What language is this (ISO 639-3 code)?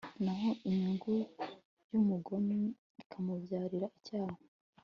kin